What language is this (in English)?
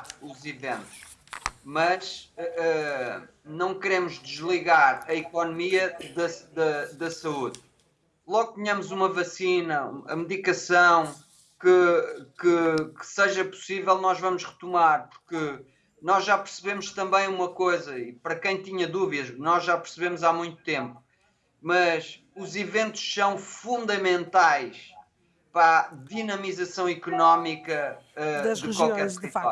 Portuguese